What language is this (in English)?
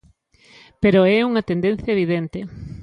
Galician